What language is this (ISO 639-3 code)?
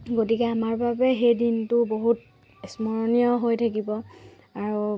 asm